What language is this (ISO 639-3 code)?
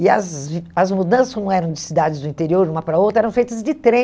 por